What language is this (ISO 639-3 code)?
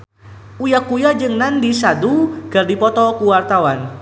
sun